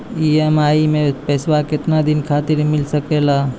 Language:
Maithili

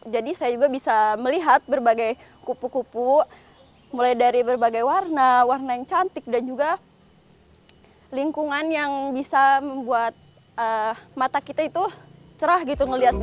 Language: Indonesian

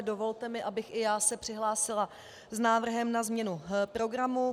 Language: Czech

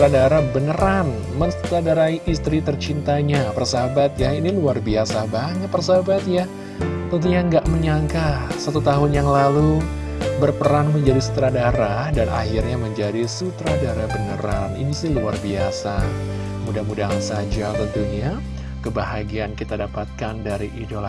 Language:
Indonesian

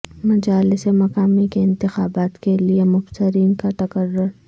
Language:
Urdu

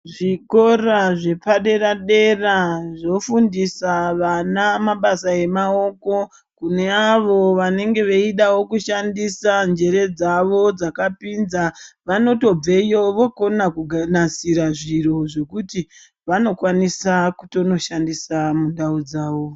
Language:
Ndau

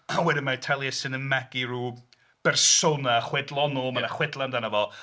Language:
Welsh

